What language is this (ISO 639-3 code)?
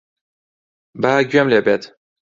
ckb